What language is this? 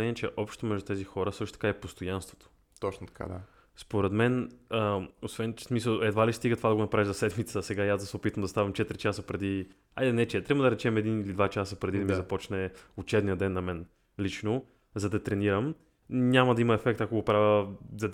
Bulgarian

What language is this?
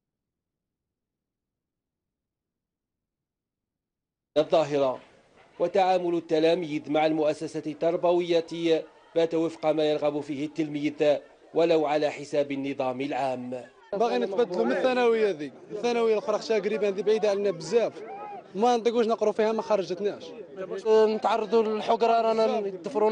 Arabic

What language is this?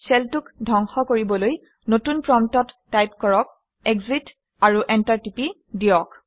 Assamese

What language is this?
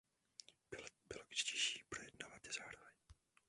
Czech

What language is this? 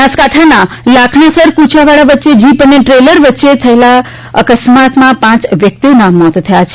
Gujarati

